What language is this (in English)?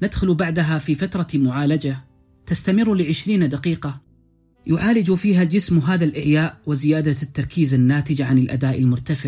Arabic